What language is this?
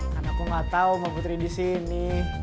Indonesian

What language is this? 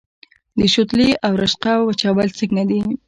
Pashto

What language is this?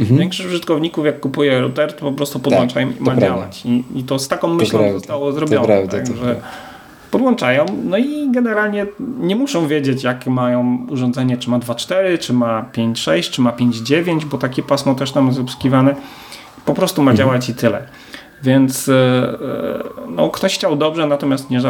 Polish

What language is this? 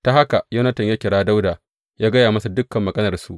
Hausa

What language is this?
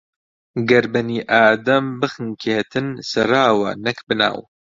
Central Kurdish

